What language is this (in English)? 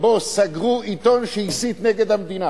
Hebrew